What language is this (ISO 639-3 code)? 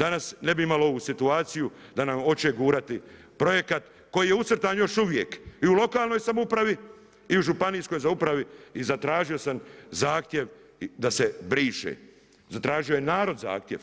hrv